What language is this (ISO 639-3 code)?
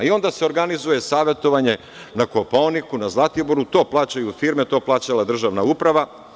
srp